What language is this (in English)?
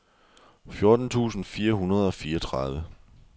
Danish